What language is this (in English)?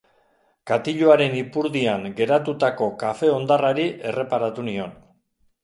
Basque